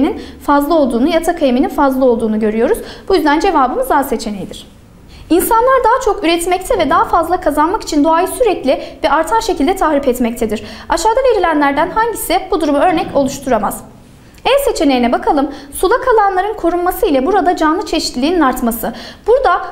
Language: Turkish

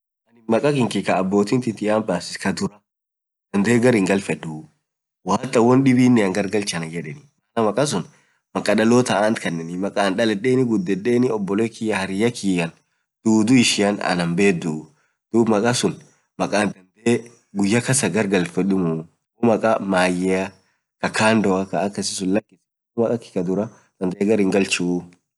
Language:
Orma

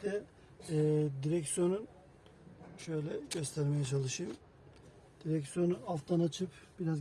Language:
Turkish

